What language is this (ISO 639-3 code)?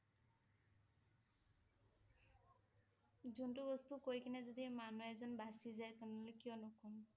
asm